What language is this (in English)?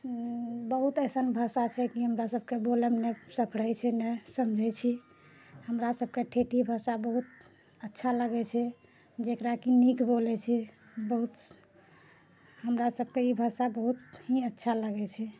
Maithili